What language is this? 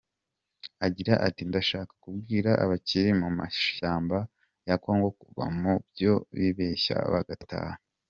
Kinyarwanda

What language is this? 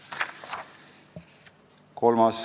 Estonian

